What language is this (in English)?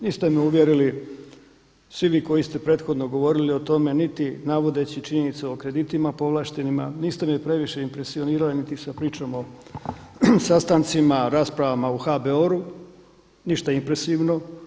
Croatian